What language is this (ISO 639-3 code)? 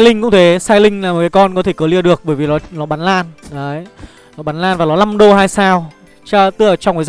vie